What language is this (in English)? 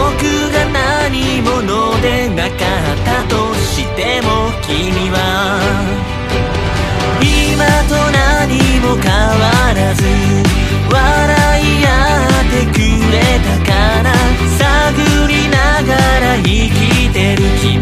Japanese